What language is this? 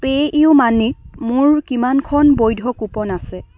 Assamese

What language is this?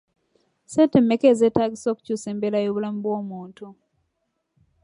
Ganda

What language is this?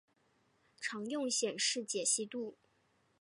Chinese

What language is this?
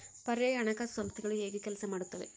Kannada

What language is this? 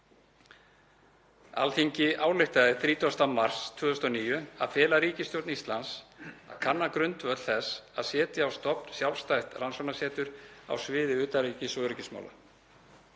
Icelandic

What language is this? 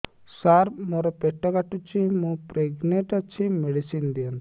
Odia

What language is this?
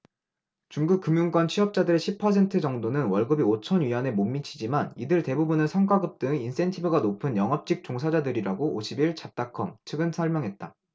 Korean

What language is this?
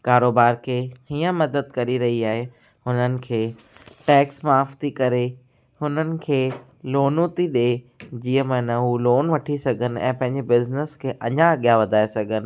Sindhi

